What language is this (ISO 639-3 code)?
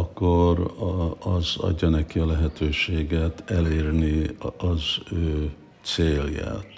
hun